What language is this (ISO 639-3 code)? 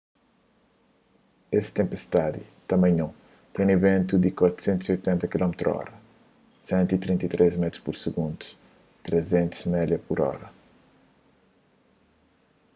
kea